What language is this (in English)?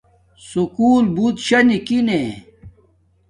Domaaki